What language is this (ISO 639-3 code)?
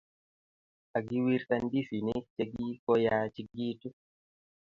kln